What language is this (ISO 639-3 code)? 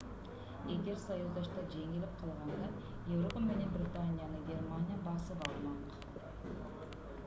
kir